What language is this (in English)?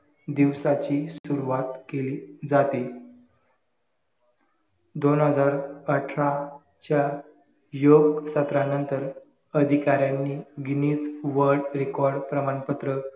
Marathi